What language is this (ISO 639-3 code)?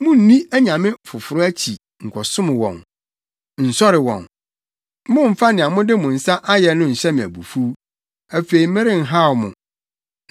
aka